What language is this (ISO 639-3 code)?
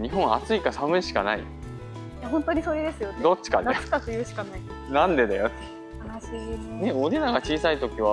jpn